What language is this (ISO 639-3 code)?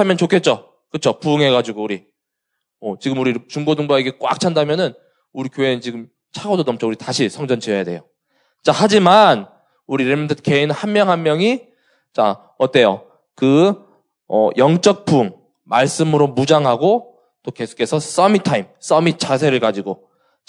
kor